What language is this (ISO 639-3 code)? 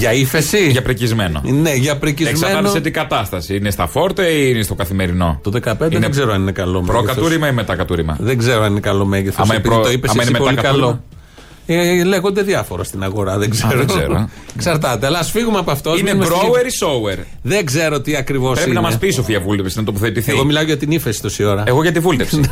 ell